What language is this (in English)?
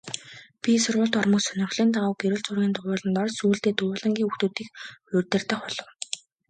Mongolian